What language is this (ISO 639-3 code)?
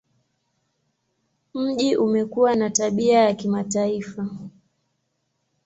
swa